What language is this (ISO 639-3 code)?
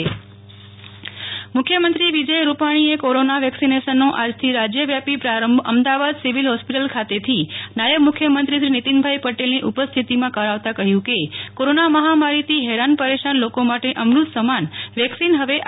guj